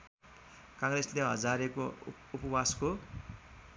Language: Nepali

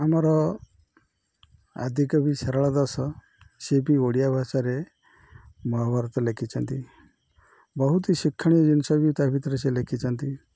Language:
Odia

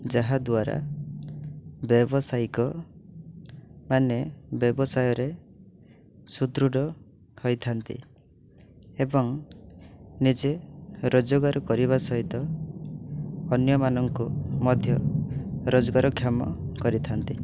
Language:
Odia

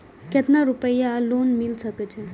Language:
Maithili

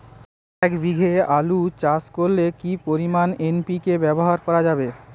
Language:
Bangla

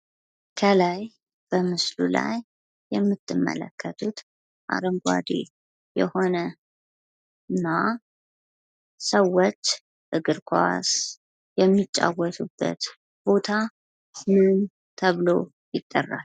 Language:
Amharic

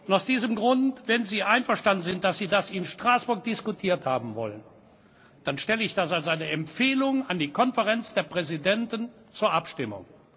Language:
German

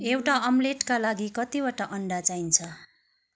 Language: Nepali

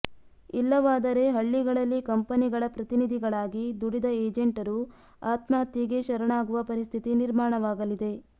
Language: Kannada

